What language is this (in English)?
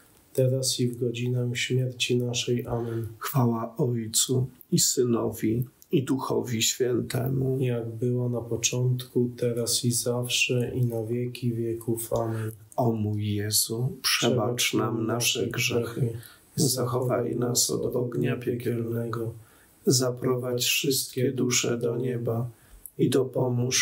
Polish